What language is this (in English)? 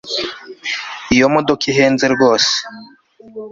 Kinyarwanda